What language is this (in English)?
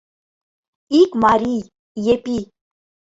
Mari